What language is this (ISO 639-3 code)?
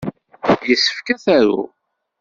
kab